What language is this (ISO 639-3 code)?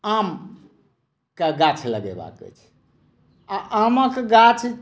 mai